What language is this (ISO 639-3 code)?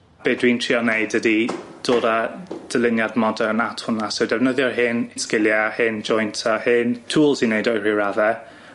cym